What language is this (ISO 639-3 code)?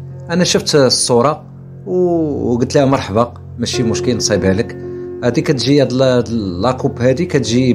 ara